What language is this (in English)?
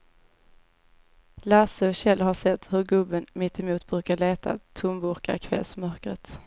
Swedish